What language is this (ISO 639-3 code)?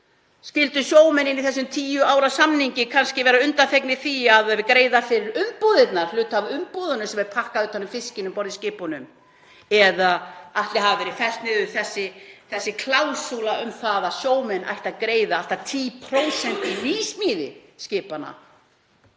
isl